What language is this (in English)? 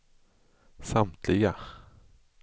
Swedish